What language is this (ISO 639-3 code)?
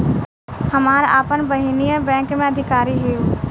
bho